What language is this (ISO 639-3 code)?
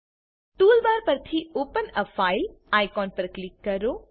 guj